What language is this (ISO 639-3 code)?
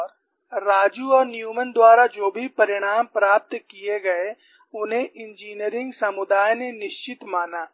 hin